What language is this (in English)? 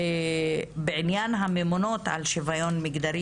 Hebrew